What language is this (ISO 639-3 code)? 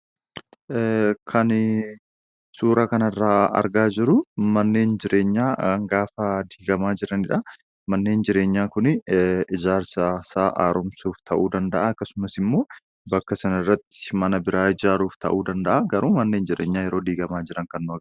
orm